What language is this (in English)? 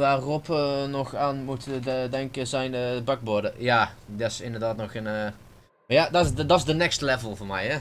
Dutch